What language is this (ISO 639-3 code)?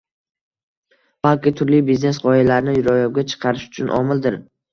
uzb